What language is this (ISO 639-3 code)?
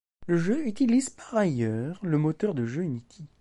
fra